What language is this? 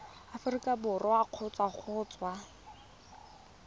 Tswana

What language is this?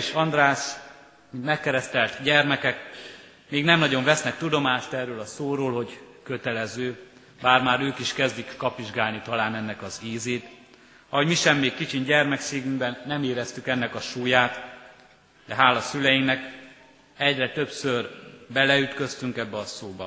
Hungarian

